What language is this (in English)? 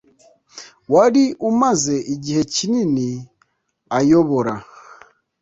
Kinyarwanda